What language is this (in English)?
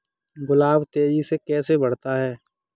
Hindi